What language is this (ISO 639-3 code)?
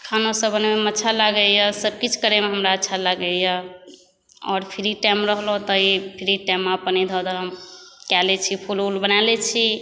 mai